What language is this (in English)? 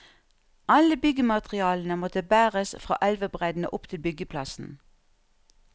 Norwegian